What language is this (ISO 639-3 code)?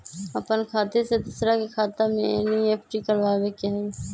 mag